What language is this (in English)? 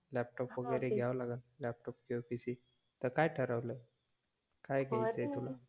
Marathi